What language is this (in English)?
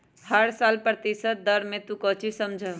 Magahi